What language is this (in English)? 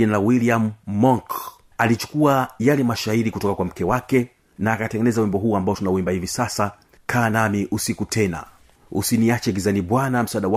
Swahili